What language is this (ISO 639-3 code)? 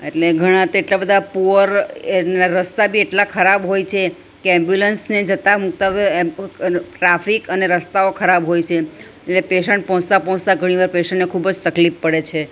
guj